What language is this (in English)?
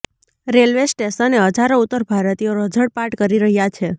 Gujarati